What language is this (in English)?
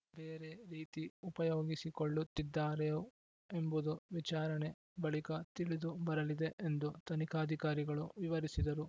Kannada